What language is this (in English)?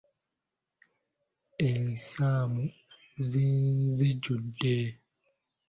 Ganda